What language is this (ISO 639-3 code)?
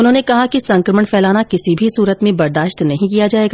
hin